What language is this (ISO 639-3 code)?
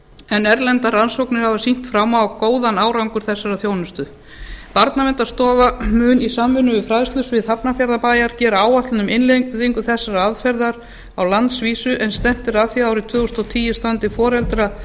isl